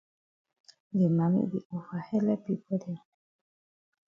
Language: Cameroon Pidgin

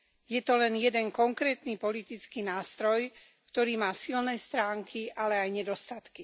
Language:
Slovak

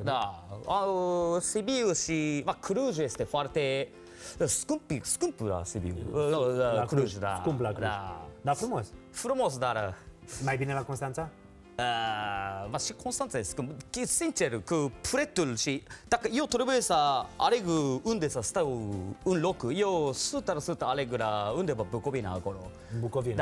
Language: Romanian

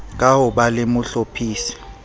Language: Southern Sotho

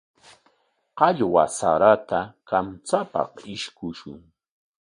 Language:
Corongo Ancash Quechua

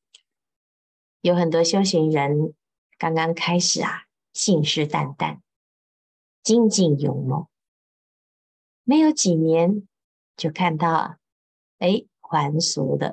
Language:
Chinese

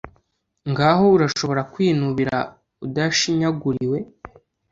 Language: Kinyarwanda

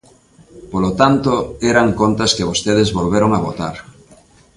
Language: Galician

